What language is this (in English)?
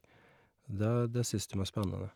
Norwegian